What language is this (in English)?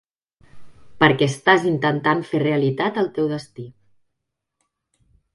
Catalan